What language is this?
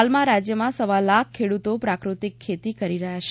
Gujarati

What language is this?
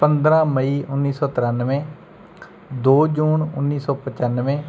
Punjabi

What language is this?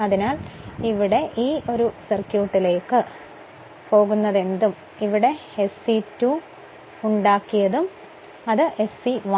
Malayalam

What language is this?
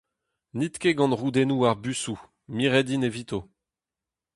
Breton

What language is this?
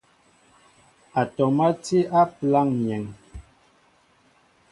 Mbo (Cameroon)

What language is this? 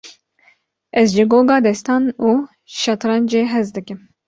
Kurdish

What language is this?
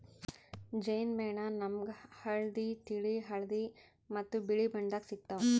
Kannada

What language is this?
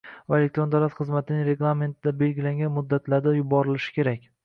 Uzbek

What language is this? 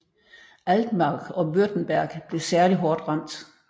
Danish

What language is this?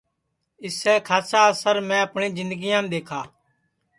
Sansi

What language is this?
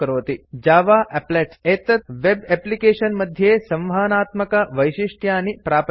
Sanskrit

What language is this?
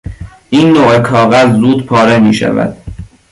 Persian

